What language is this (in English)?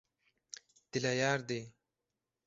Turkmen